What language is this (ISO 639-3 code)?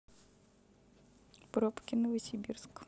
rus